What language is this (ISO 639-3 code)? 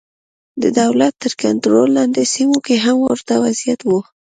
pus